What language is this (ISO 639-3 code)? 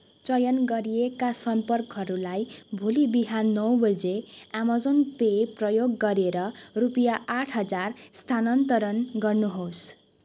nep